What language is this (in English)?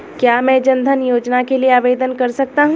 Hindi